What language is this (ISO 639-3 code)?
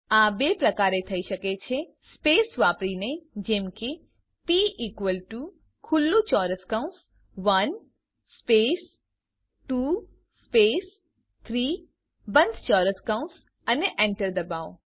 guj